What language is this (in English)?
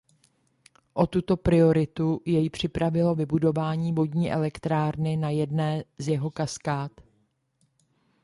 Czech